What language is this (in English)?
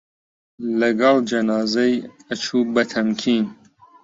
Central Kurdish